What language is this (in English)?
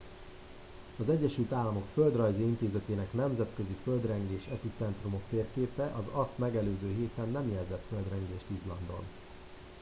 Hungarian